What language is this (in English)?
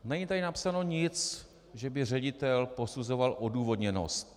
Czech